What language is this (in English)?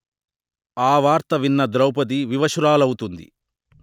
Telugu